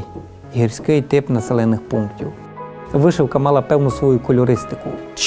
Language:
Ukrainian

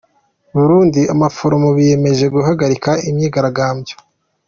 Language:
Kinyarwanda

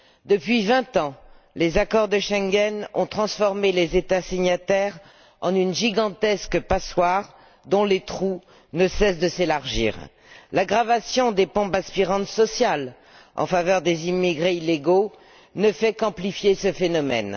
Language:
French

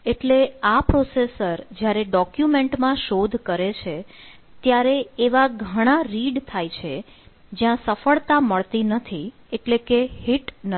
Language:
Gujarati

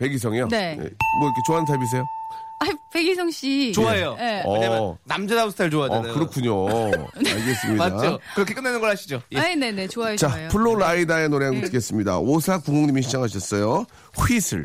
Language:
Korean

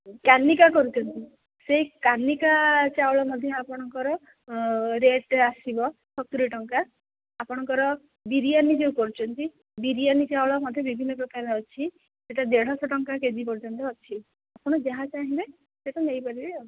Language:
Odia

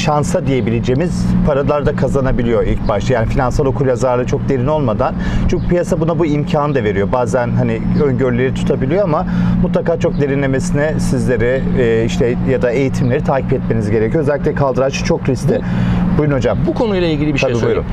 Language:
Turkish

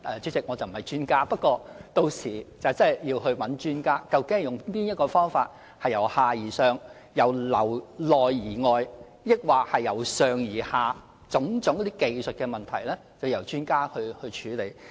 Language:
Cantonese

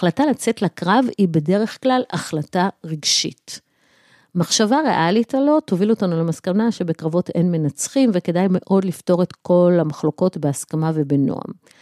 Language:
Hebrew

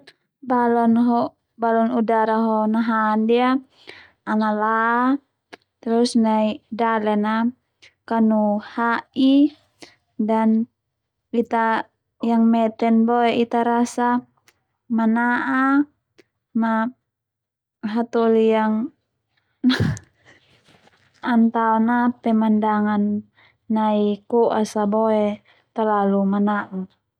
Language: Termanu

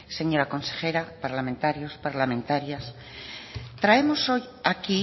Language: Spanish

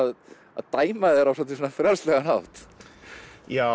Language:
Icelandic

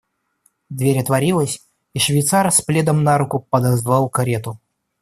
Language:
Russian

